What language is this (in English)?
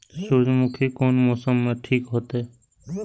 Maithili